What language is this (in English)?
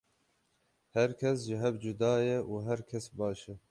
Kurdish